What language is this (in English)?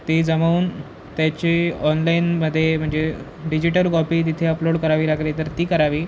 Marathi